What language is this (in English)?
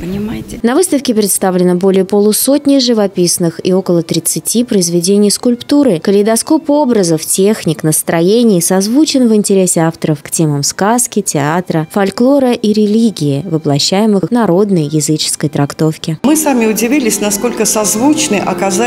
Russian